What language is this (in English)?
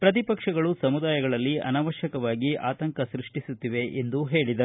Kannada